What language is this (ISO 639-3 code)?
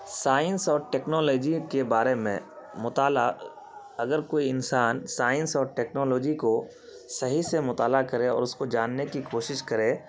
urd